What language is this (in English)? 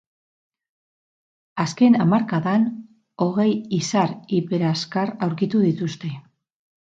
Basque